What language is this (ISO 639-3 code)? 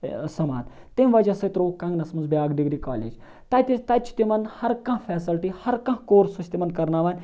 kas